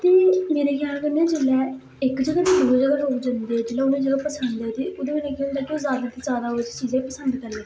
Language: Dogri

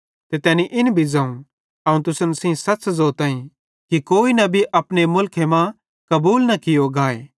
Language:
Bhadrawahi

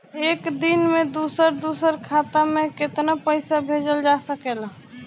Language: Bhojpuri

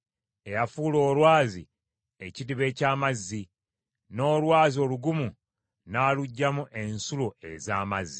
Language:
Ganda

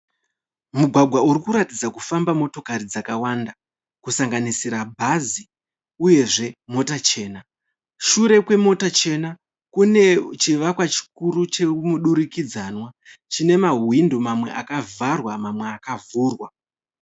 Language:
Shona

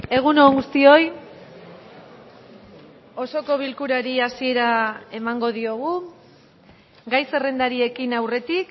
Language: Basque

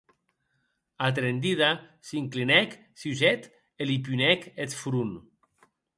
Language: Occitan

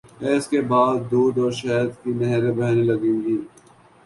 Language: Urdu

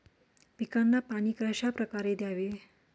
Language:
Marathi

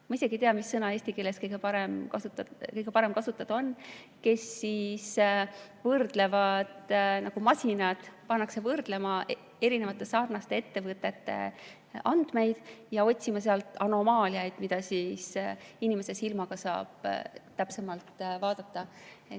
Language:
Estonian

